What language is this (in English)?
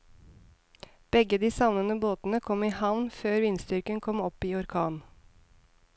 Norwegian